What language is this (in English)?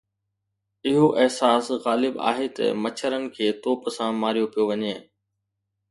Sindhi